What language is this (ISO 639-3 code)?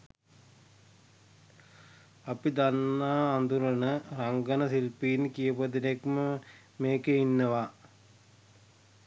sin